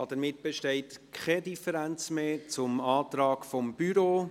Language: Swiss German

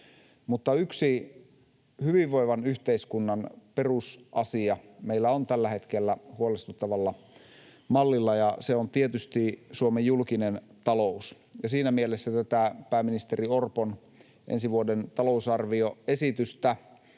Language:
Finnish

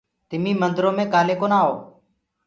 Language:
Gurgula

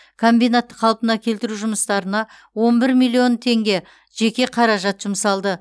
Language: Kazakh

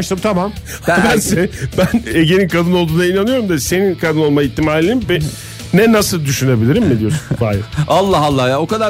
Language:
Turkish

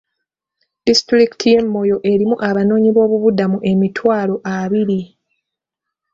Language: Ganda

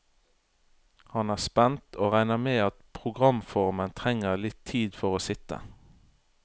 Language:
Norwegian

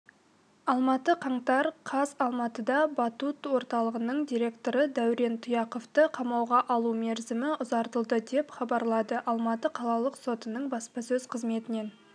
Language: Kazakh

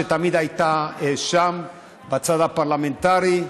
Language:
Hebrew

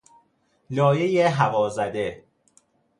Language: Persian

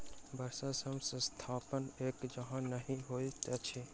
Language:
Maithili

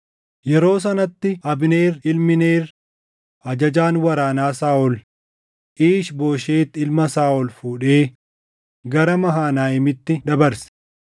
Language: Oromo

